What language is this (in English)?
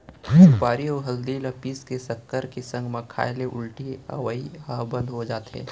Chhattisgarhi